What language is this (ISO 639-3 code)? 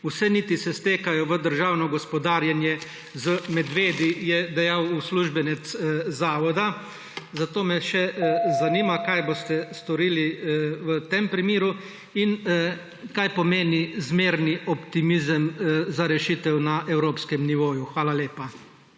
slv